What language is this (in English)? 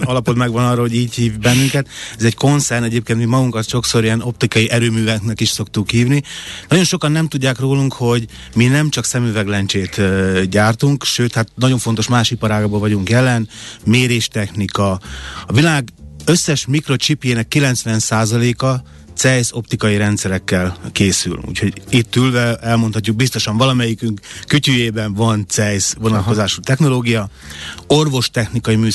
Hungarian